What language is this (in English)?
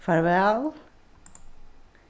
Faroese